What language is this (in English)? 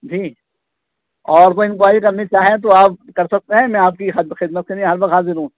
Urdu